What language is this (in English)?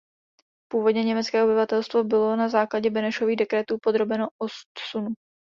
Czech